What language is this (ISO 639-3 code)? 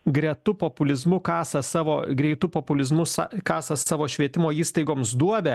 lit